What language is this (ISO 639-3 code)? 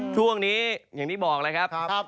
tha